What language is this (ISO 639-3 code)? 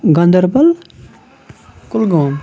kas